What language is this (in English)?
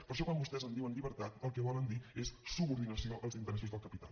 Catalan